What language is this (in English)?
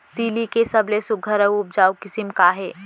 Chhattisgarhi